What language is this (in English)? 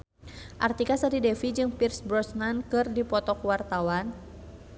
Sundanese